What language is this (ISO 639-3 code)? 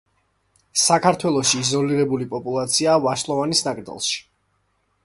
kat